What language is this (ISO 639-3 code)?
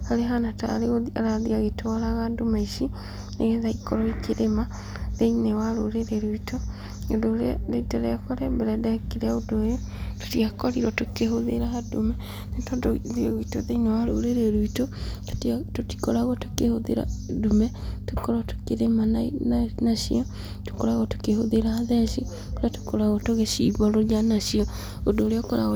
kik